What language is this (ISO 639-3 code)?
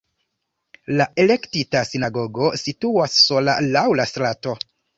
epo